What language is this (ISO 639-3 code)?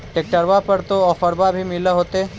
mag